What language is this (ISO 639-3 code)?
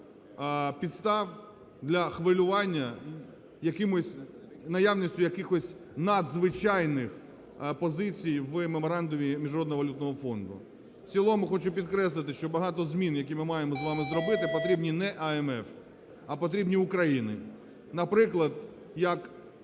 ukr